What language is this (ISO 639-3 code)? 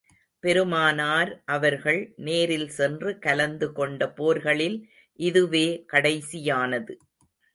tam